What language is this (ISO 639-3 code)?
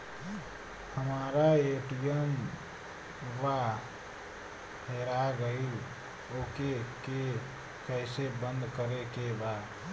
bho